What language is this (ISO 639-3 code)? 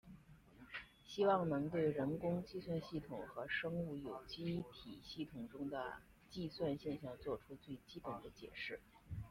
zho